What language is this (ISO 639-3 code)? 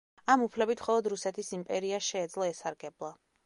kat